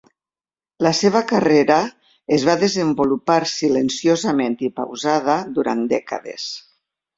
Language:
Catalan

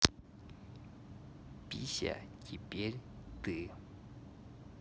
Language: Russian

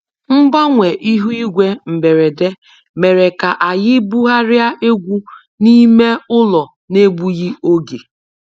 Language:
Igbo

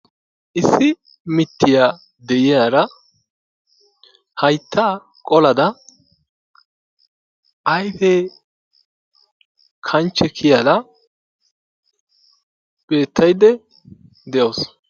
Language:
Wolaytta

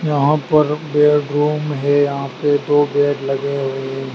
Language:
Hindi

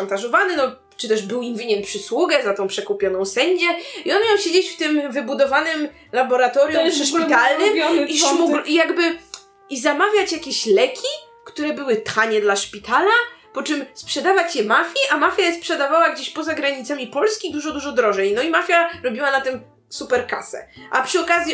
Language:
Polish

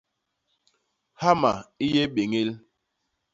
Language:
Basaa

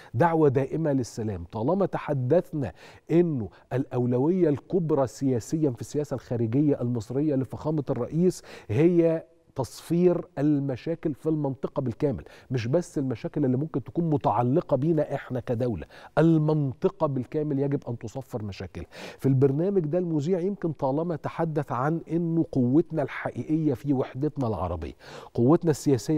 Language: Arabic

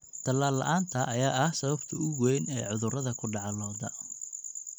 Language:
Somali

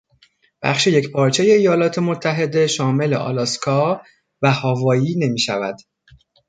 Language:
Persian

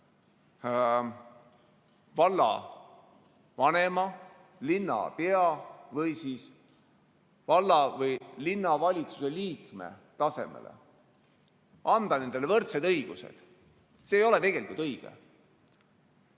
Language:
Estonian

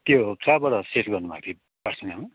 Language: Nepali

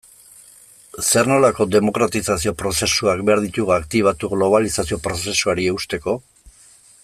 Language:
Basque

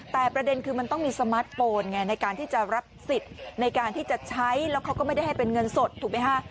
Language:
Thai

